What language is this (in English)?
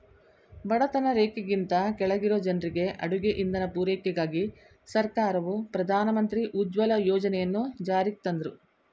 Kannada